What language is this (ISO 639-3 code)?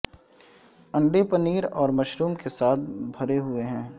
urd